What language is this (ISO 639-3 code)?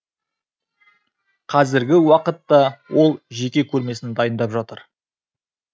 kaz